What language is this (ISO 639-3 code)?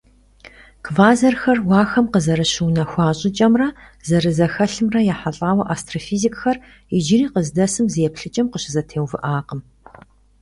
kbd